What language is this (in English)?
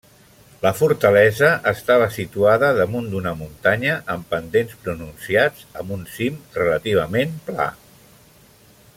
Catalan